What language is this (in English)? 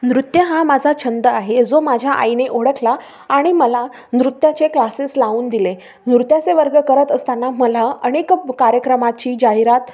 Marathi